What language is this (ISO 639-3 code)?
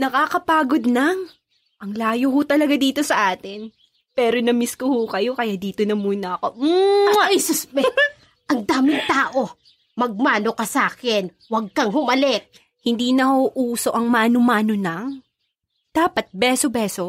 fil